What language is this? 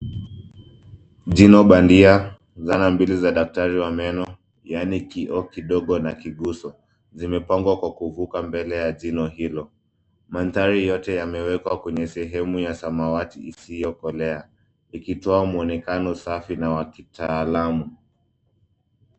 Swahili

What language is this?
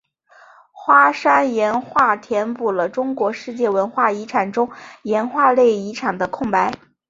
Chinese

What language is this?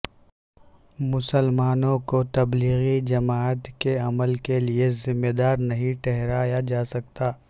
Urdu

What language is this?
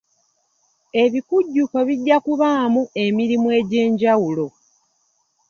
Ganda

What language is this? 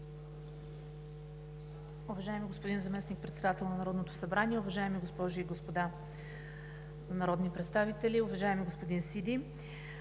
Bulgarian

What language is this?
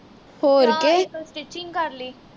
Punjabi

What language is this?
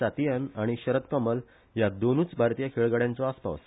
Konkani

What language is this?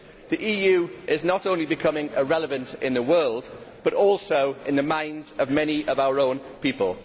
English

